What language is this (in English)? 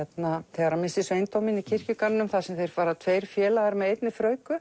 Icelandic